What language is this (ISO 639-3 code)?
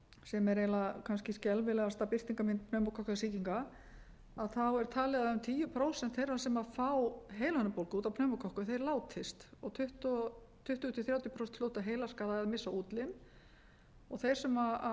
isl